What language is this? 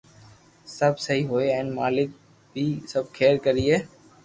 Loarki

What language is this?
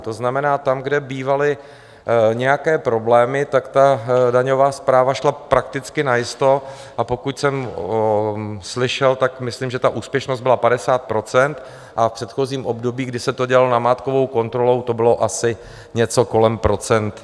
Czech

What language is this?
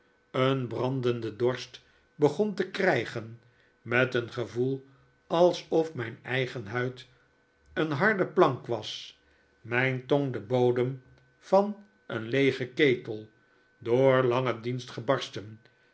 Dutch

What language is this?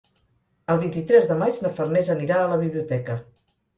Catalan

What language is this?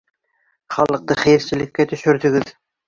Bashkir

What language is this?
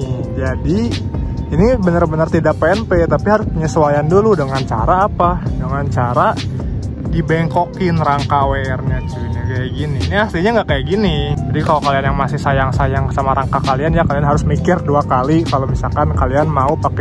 Indonesian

